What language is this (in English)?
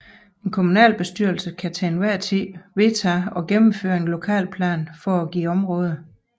Danish